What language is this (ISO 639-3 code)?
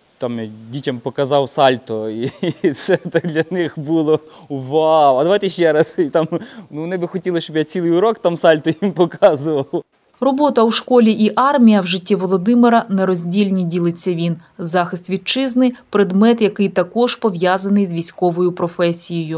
ukr